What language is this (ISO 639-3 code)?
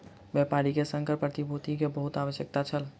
mai